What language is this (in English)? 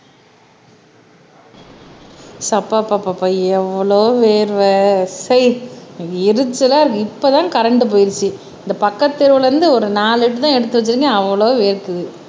Tamil